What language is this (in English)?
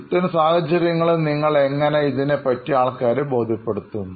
Malayalam